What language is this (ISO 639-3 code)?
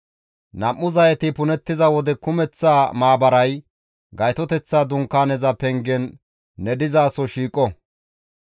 gmv